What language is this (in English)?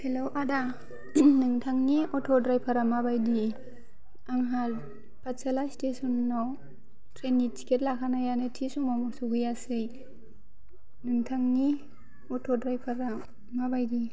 Bodo